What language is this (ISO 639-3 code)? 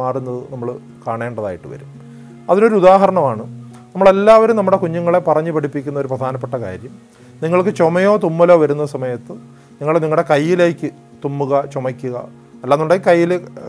mal